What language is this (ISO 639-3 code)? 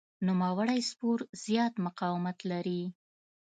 pus